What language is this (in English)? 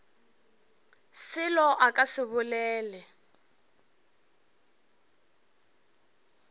Northern Sotho